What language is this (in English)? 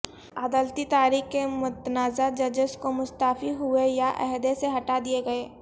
Urdu